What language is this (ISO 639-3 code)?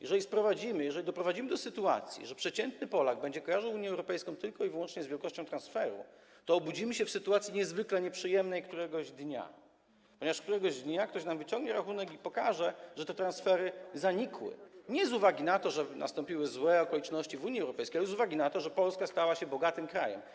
pol